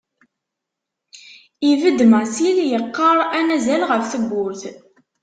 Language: Kabyle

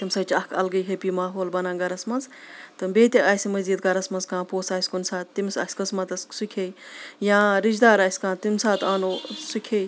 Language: Kashmiri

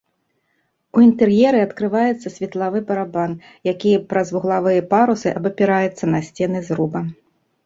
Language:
Belarusian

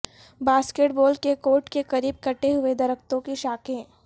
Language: Urdu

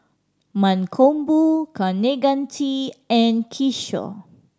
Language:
English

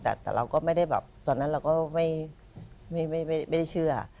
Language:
Thai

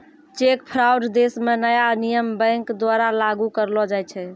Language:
Maithili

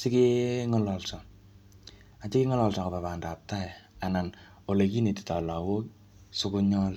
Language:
Kalenjin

